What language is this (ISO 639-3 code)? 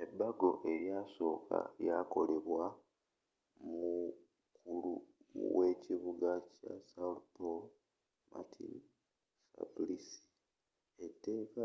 lug